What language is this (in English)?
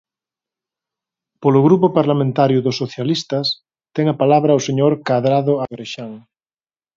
Galician